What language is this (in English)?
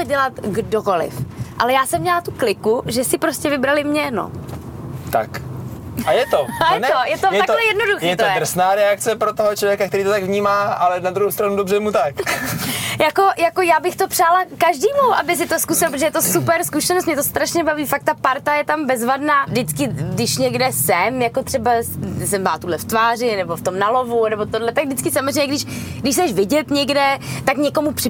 Czech